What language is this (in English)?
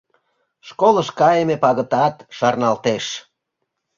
Mari